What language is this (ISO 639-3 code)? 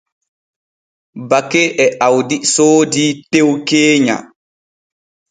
fue